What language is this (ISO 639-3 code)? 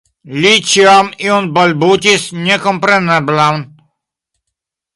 epo